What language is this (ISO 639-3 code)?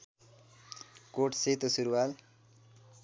nep